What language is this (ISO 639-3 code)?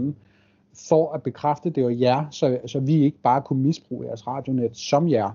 dan